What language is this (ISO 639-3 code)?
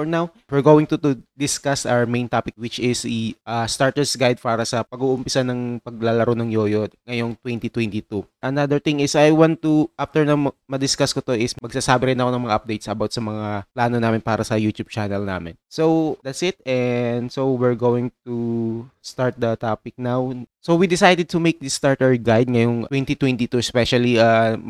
fil